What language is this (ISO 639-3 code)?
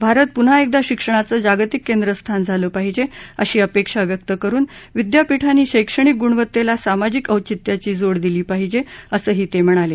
mar